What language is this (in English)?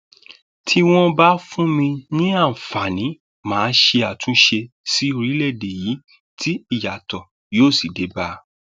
Yoruba